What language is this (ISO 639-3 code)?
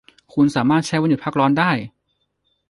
tha